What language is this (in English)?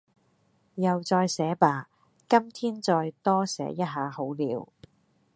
Cantonese